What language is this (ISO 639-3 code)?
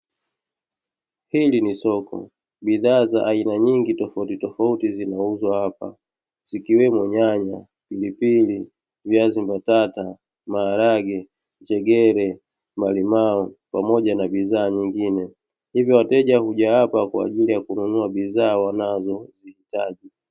swa